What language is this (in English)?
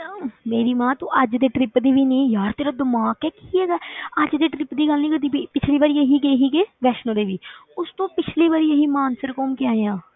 Punjabi